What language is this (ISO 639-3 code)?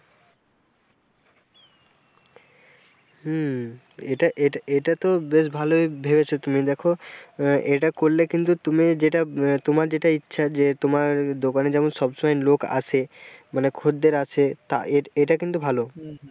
ben